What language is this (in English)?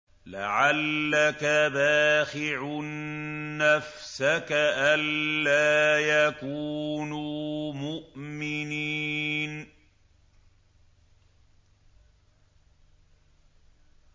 Arabic